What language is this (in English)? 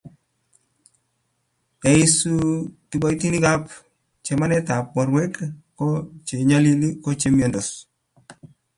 Kalenjin